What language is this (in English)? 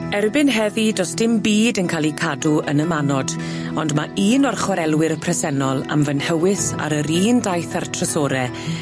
Welsh